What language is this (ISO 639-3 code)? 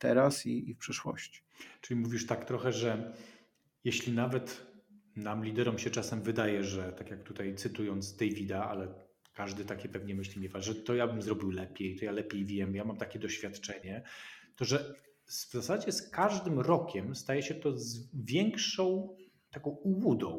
pol